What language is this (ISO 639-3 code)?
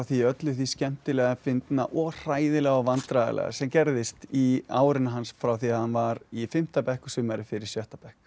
isl